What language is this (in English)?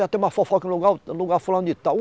Portuguese